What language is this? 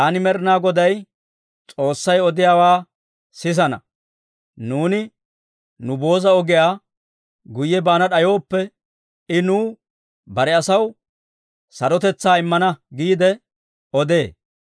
Dawro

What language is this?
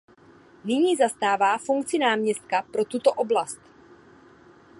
Czech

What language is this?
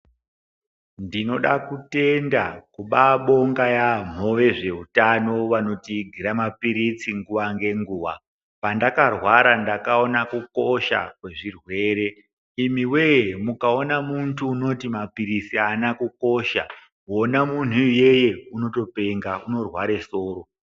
Ndau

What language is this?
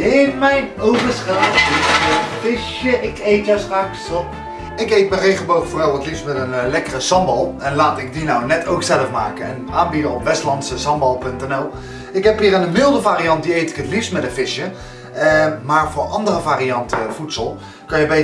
Dutch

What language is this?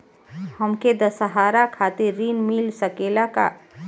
Bhojpuri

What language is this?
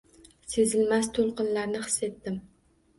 Uzbek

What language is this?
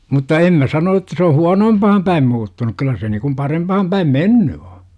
Finnish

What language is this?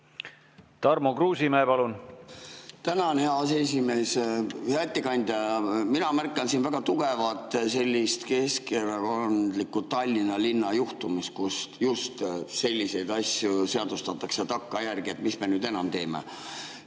Estonian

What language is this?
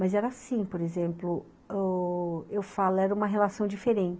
Portuguese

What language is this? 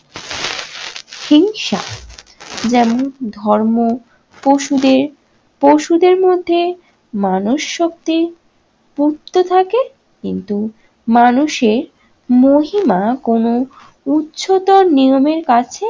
Bangla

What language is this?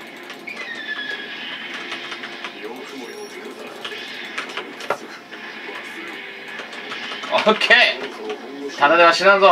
Japanese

